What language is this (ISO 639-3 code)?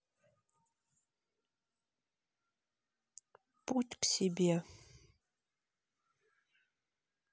rus